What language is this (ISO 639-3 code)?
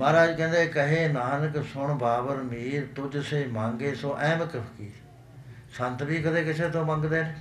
pan